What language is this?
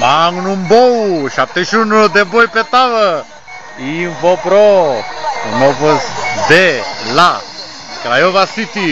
Romanian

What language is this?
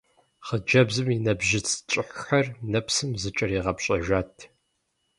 Kabardian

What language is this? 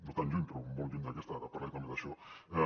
Catalan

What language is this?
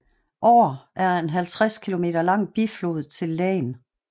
Danish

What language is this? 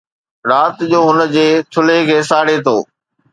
Sindhi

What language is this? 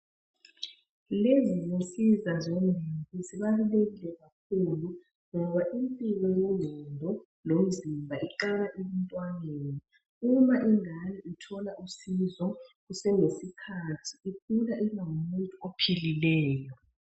North Ndebele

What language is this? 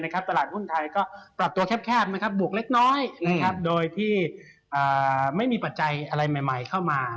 Thai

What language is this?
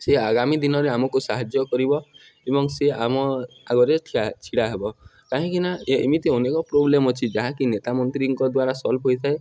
Odia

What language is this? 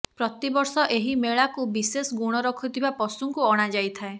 Odia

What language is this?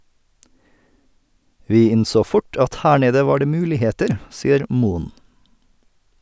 Norwegian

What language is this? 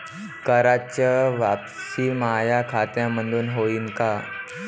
Marathi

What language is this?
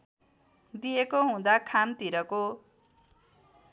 Nepali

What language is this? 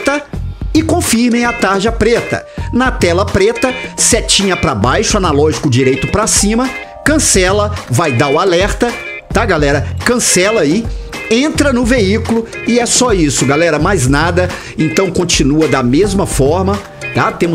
Portuguese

